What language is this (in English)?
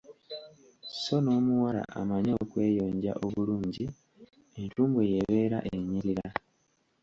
Ganda